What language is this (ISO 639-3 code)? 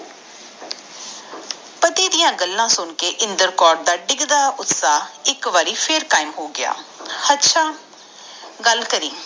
pan